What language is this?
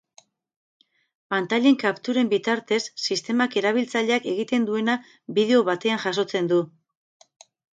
Basque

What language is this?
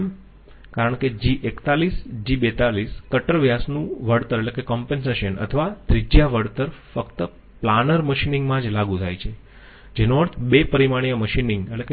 Gujarati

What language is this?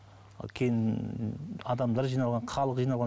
Kazakh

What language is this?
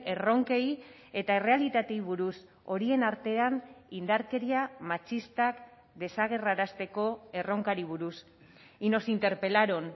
Basque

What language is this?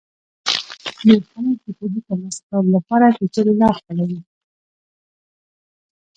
Pashto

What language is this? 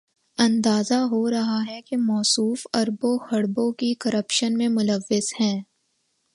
Urdu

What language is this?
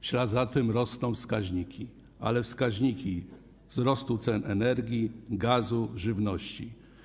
Polish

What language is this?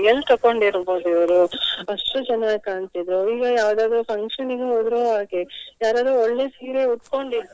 Kannada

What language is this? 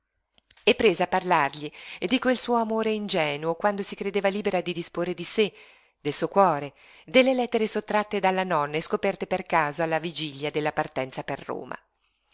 Italian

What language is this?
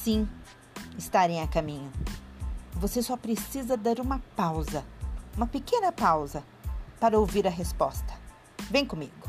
Portuguese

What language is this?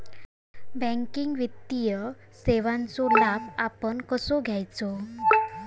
Marathi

